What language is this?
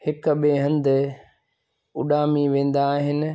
Sindhi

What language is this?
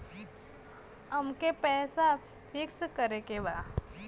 Bhojpuri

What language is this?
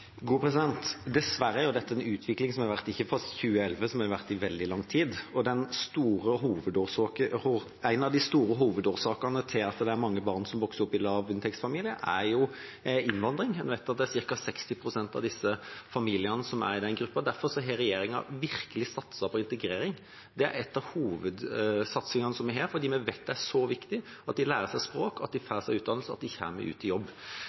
Norwegian Bokmål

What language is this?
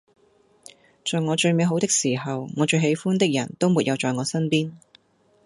Cantonese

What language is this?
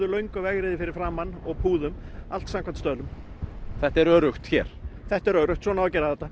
Icelandic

